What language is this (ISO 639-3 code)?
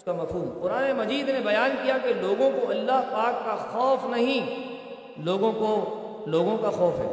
urd